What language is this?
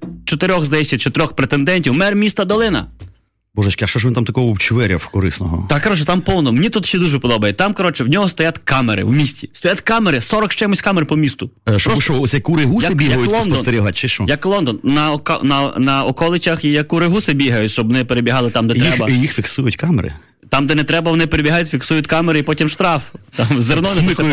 Ukrainian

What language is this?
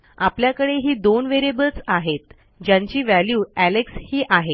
Marathi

